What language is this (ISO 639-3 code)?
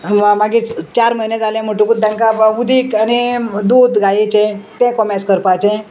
kok